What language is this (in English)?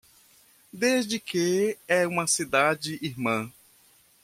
Portuguese